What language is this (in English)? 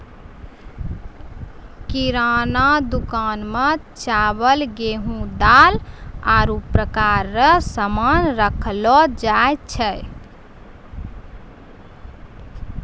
Maithili